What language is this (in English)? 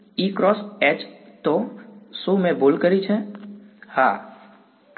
Gujarati